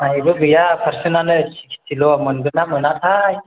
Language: Bodo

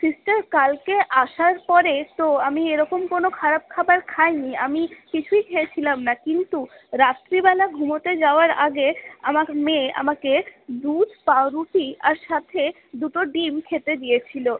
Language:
Bangla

